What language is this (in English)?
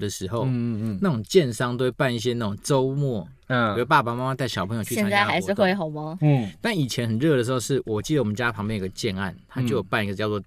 Chinese